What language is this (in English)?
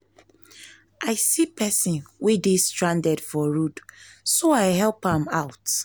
Nigerian Pidgin